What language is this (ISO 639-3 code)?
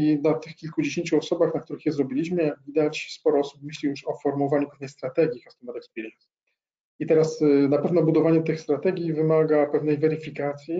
pol